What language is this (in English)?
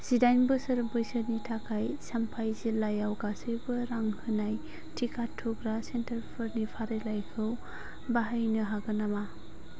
Bodo